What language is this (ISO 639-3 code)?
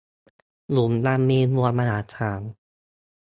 tha